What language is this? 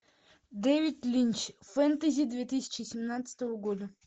Russian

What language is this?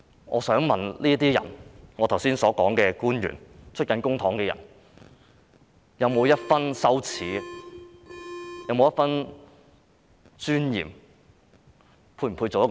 Cantonese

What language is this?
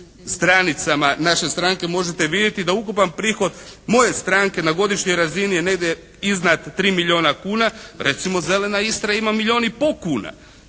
Croatian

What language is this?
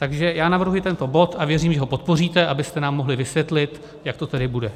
Czech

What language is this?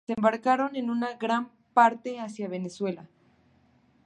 Spanish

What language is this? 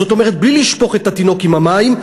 Hebrew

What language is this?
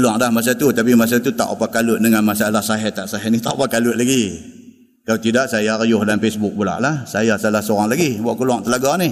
Malay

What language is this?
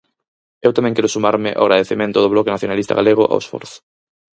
Galician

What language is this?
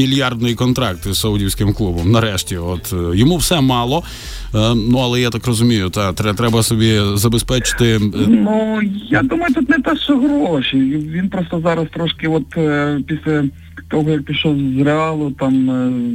Ukrainian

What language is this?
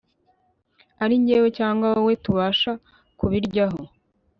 Kinyarwanda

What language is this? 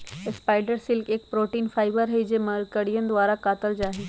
Magahi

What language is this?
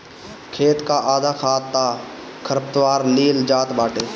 Bhojpuri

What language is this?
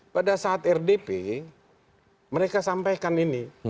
Indonesian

